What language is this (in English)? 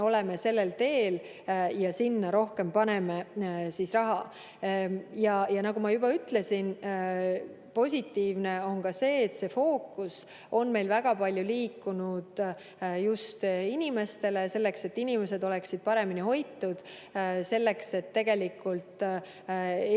Estonian